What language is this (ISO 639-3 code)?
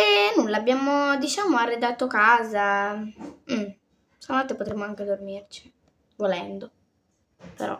ita